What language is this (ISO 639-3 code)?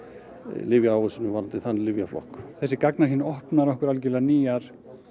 isl